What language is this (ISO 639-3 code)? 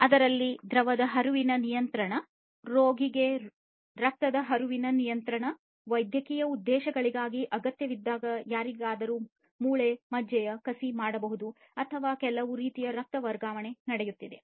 kan